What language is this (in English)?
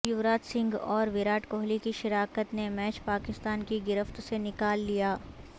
Urdu